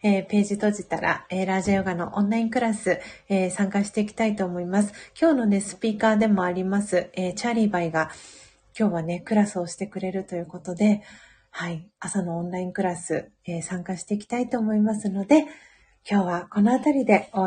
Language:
Japanese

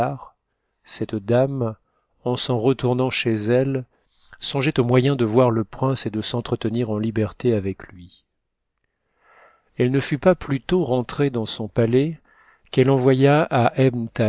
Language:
French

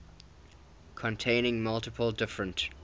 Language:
English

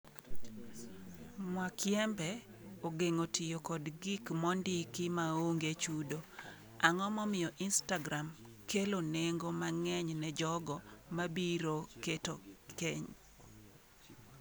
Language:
Luo (Kenya and Tanzania)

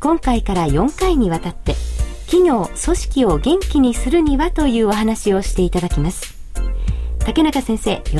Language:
Japanese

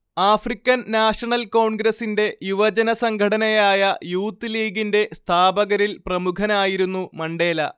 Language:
Malayalam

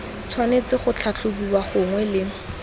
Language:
Tswana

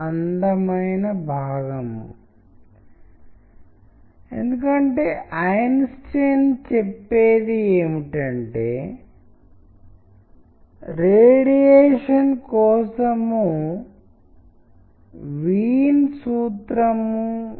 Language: Telugu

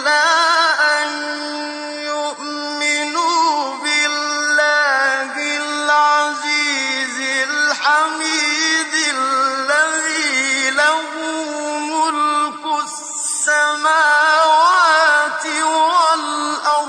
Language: Arabic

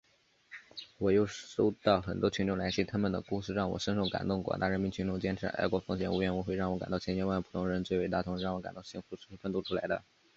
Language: Chinese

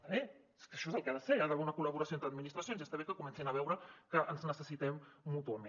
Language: Catalan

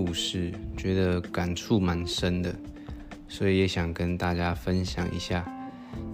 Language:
Chinese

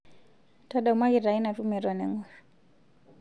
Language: Masai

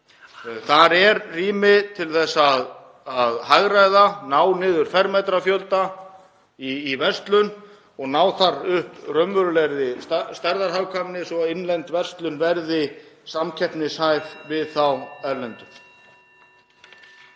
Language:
Icelandic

